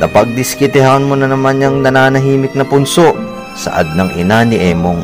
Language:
Filipino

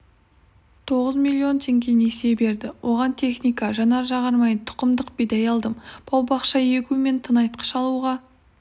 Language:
Kazakh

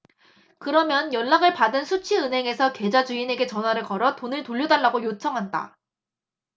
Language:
Korean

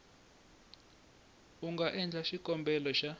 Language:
Tsonga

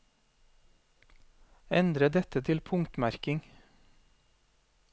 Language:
Norwegian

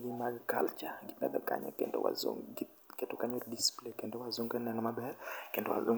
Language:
Luo (Kenya and Tanzania)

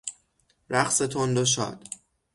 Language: Persian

